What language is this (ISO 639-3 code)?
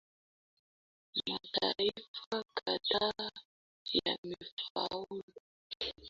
swa